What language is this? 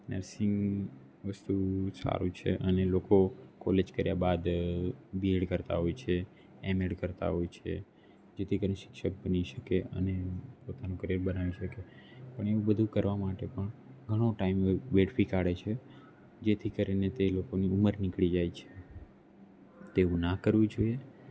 Gujarati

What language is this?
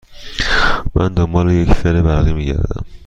Persian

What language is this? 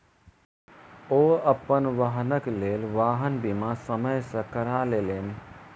Maithili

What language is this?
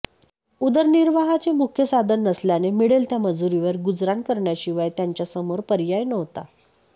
Marathi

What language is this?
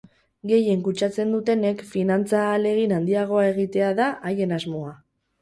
Basque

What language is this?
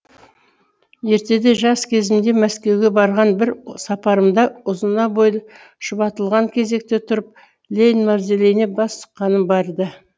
Kazakh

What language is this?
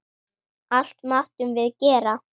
Icelandic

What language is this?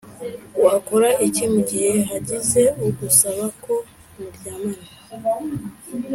Kinyarwanda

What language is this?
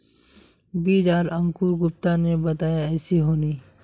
Magahi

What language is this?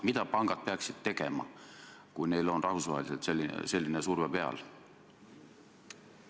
Estonian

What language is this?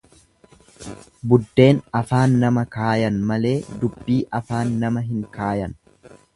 Oromo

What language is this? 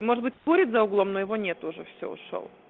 Russian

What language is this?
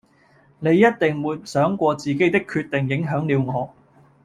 Cantonese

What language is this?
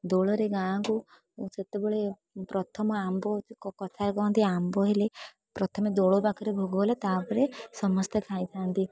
Odia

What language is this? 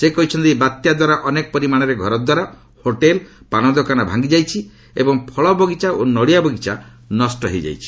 Odia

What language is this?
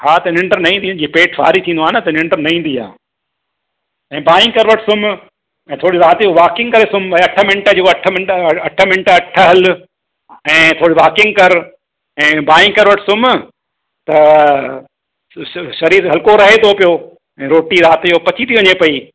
Sindhi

